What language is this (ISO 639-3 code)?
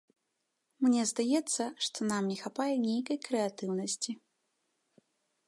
bel